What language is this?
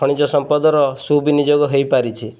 Odia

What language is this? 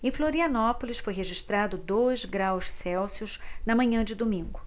Portuguese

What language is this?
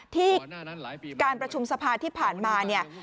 Thai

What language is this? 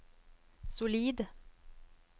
Norwegian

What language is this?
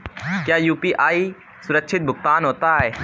Hindi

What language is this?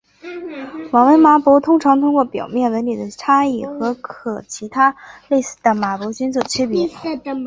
Chinese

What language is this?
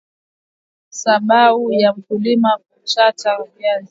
Swahili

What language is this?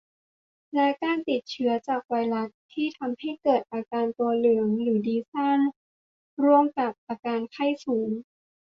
Thai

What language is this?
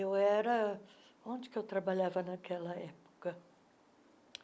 Portuguese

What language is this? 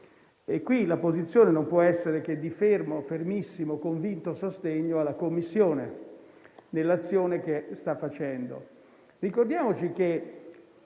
Italian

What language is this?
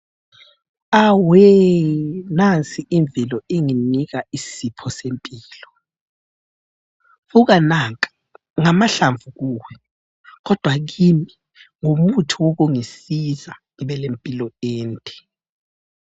North Ndebele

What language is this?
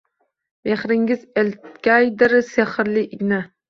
Uzbek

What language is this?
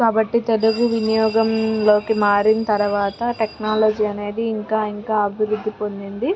Telugu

